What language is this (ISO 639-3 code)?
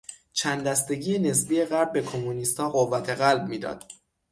fas